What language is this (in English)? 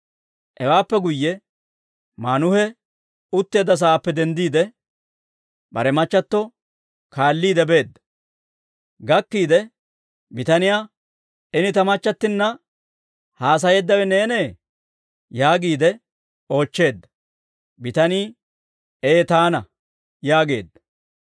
Dawro